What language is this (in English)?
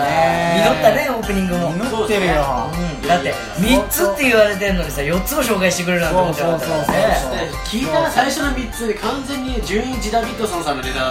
Japanese